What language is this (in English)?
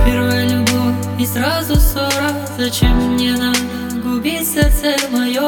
Russian